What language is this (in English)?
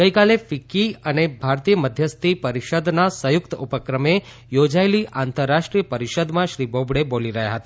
Gujarati